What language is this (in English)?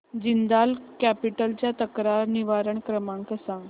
Marathi